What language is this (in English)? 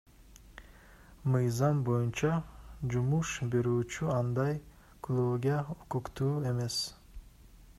Kyrgyz